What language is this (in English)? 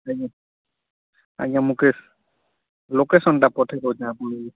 Odia